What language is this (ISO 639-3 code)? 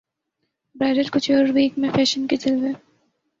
urd